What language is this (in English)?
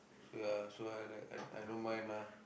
English